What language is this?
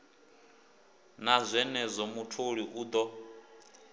Venda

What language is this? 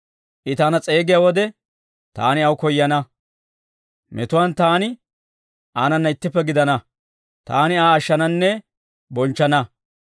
Dawro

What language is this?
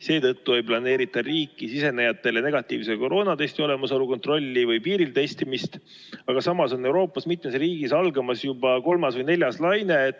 Estonian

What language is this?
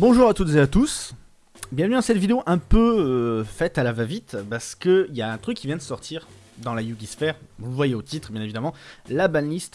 French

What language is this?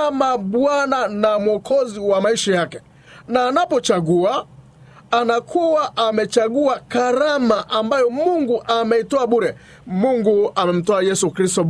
Swahili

